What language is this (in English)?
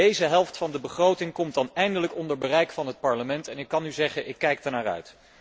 Dutch